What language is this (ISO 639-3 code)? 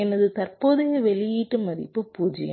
tam